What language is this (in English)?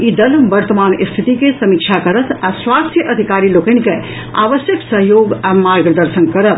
Maithili